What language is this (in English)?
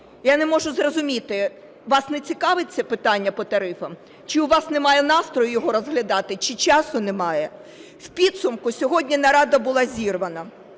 Ukrainian